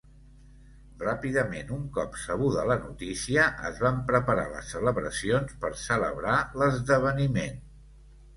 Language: Catalan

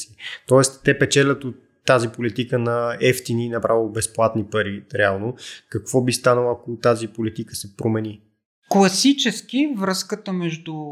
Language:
Bulgarian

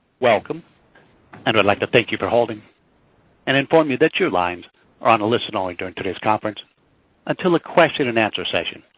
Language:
English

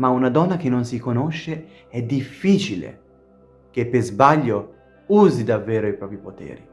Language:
Italian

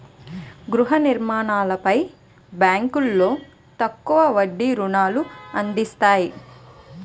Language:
Telugu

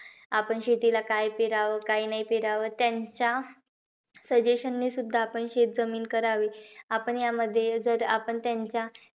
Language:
Marathi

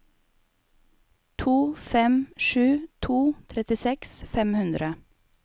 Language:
Norwegian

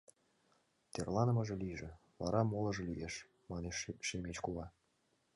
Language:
Mari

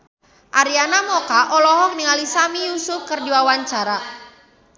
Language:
Sundanese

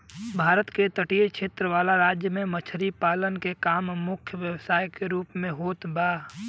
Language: Bhojpuri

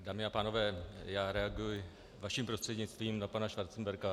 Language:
Czech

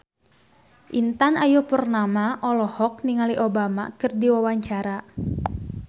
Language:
Sundanese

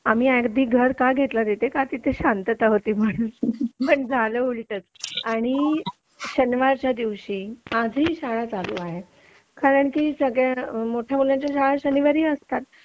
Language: Marathi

